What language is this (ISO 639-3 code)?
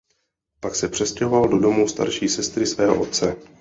ces